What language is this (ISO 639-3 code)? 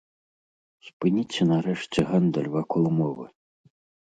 bel